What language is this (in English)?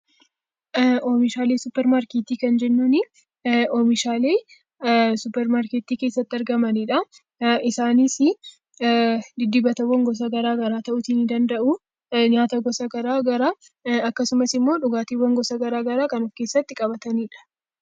Oromo